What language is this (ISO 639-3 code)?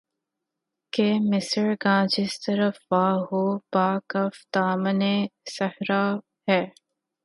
urd